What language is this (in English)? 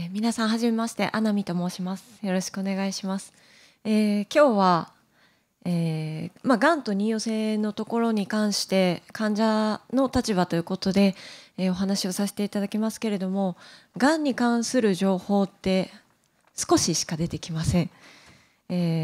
Japanese